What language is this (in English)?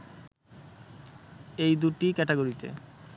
Bangla